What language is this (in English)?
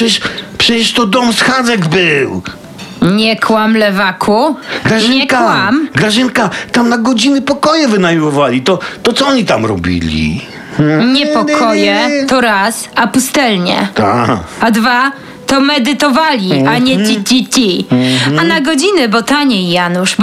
Polish